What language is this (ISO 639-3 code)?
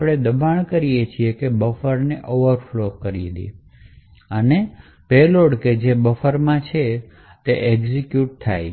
guj